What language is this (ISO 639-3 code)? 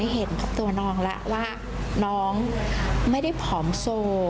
tha